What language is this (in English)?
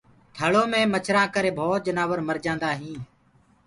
Gurgula